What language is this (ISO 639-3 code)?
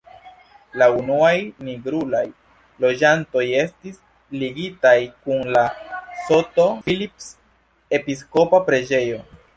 epo